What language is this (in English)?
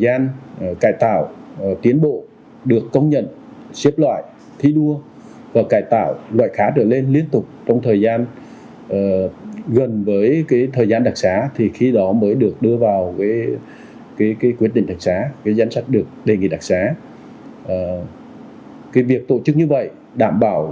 Vietnamese